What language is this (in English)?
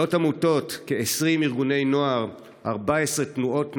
Hebrew